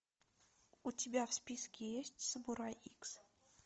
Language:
Russian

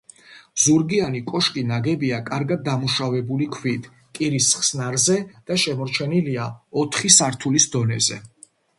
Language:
Georgian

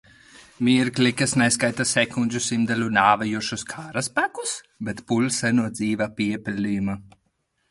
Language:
Latvian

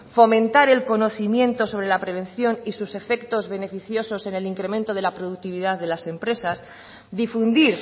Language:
Spanish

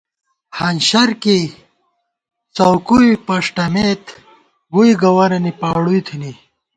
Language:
Gawar-Bati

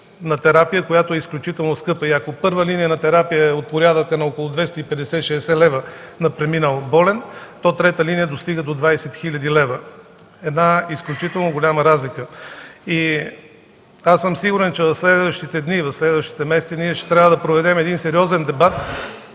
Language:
Bulgarian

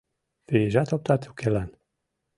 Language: Mari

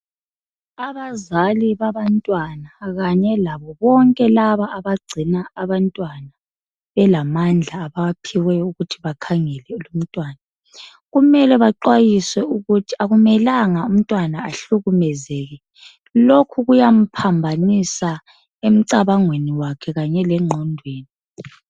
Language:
North Ndebele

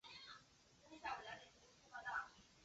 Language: Chinese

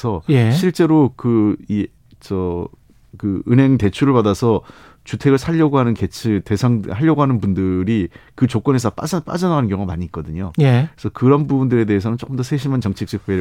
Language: Korean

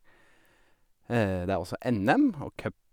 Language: Norwegian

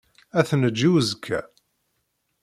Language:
Kabyle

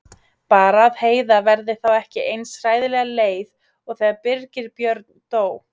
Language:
Icelandic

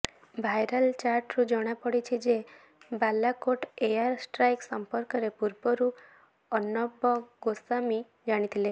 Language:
Odia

